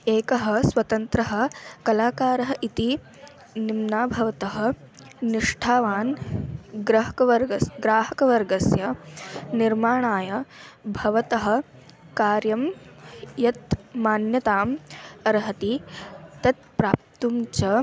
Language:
Sanskrit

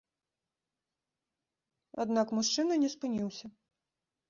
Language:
Belarusian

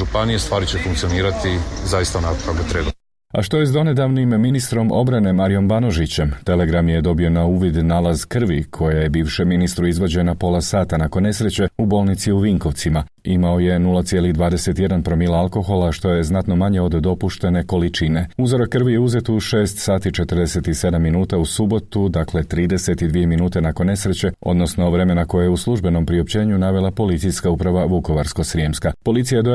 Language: Croatian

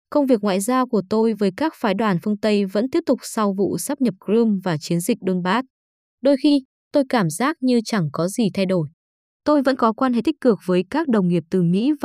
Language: Vietnamese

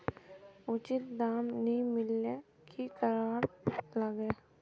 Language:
Magahi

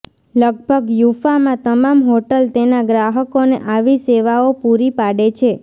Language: Gujarati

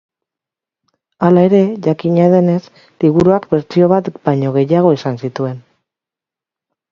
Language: Basque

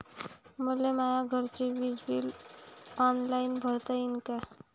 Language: Marathi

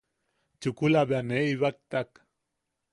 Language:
Yaqui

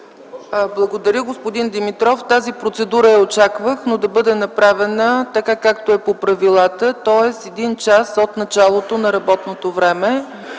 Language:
Bulgarian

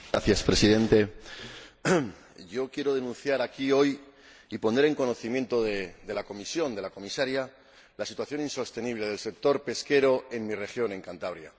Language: Spanish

